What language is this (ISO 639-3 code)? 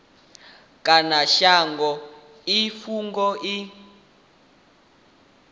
ven